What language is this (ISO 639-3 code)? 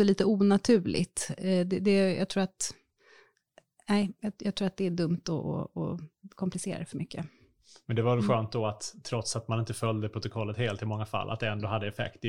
swe